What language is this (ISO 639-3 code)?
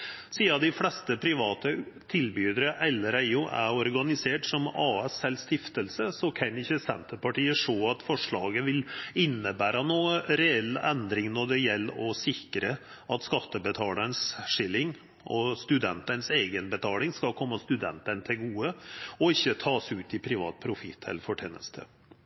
nno